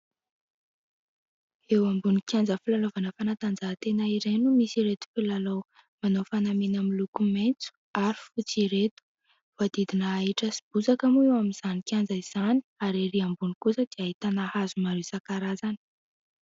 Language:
Malagasy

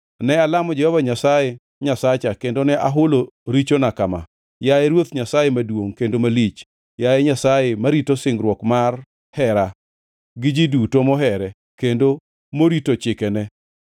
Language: Luo (Kenya and Tanzania)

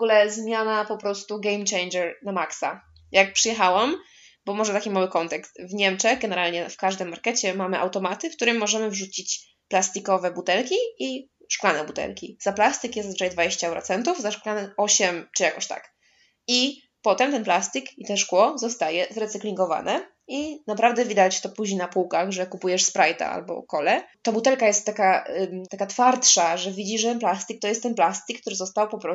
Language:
Polish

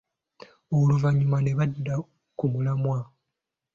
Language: Ganda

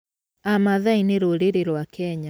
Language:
Kikuyu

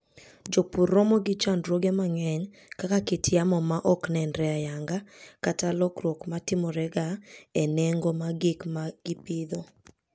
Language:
Luo (Kenya and Tanzania)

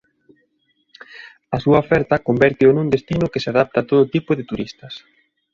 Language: Galician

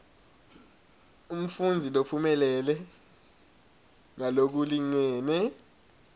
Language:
Swati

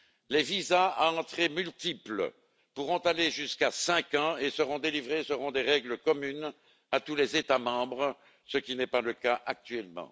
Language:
French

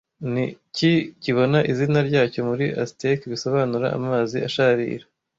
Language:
Kinyarwanda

